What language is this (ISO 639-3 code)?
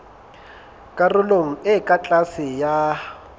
sot